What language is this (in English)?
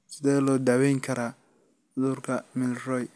Somali